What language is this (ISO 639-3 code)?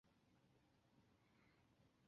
zho